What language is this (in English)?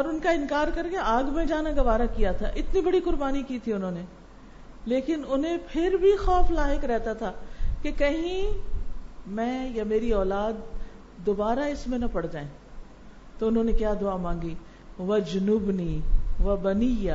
Urdu